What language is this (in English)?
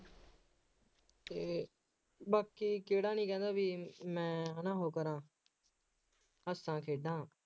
Punjabi